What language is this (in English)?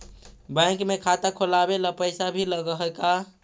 Magahi